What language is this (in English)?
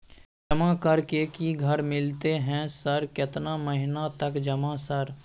Maithili